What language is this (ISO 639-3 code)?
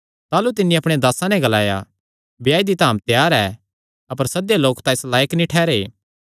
xnr